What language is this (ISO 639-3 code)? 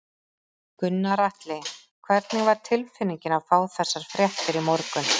isl